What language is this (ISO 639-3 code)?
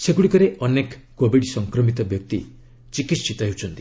ori